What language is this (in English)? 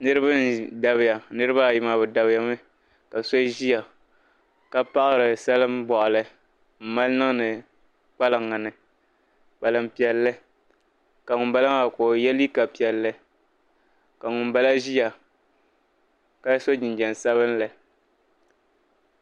Dagbani